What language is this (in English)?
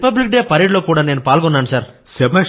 Telugu